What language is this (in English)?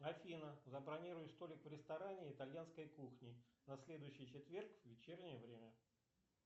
Russian